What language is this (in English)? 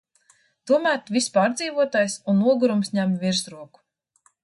Latvian